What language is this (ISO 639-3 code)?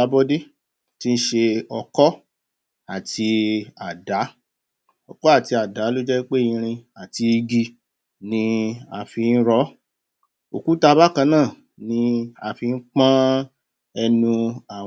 yor